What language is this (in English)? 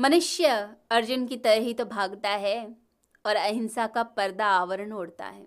Hindi